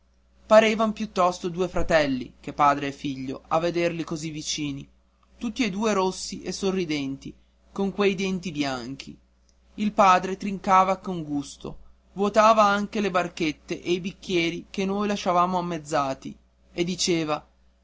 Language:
Italian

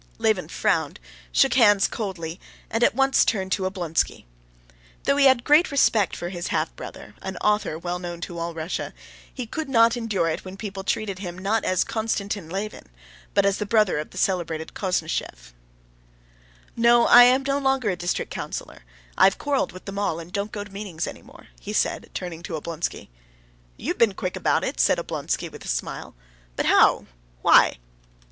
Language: English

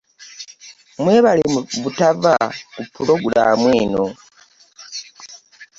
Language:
Ganda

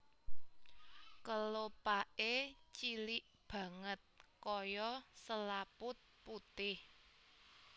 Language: Javanese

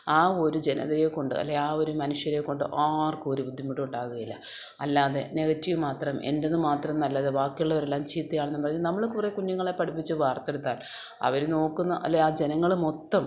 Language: Malayalam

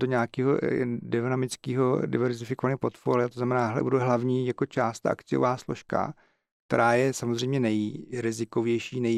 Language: Czech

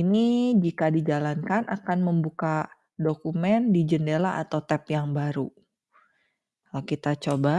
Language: Indonesian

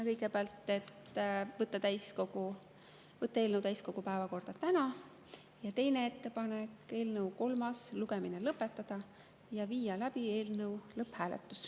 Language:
Estonian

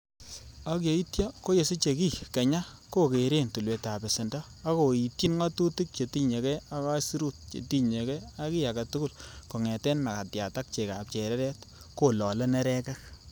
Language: Kalenjin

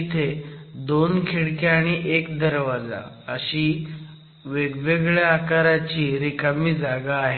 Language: Marathi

